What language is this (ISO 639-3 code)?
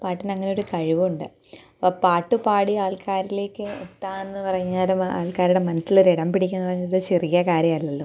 mal